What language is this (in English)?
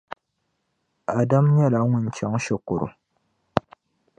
Dagbani